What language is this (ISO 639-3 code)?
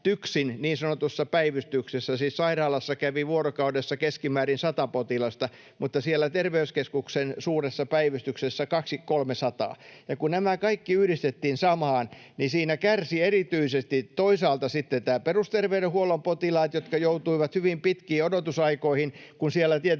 fin